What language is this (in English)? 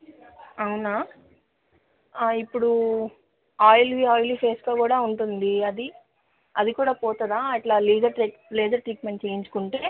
Telugu